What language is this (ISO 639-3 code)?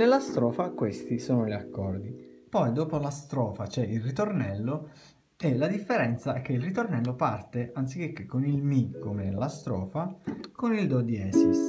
ita